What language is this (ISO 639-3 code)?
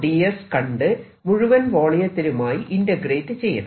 mal